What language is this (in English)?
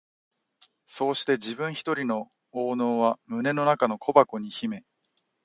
Japanese